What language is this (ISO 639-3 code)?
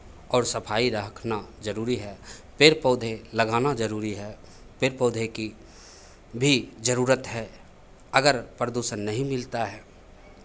hin